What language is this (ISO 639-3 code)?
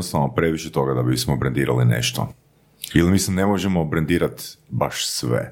hrv